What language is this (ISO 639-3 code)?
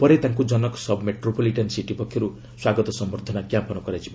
ori